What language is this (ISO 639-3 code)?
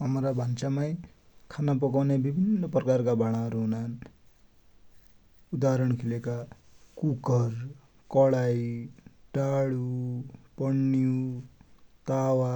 dty